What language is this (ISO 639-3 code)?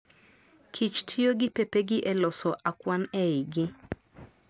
luo